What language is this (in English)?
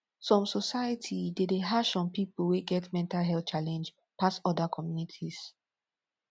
Nigerian Pidgin